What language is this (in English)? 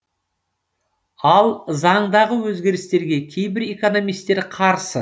Kazakh